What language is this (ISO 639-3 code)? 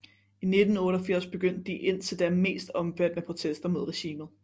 dan